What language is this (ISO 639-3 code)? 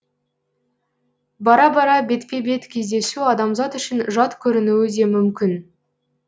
kaz